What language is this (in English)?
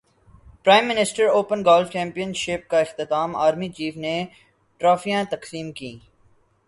Urdu